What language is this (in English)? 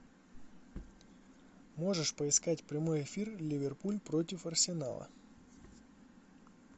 Russian